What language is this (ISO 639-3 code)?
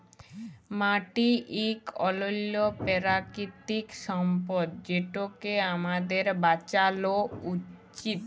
ben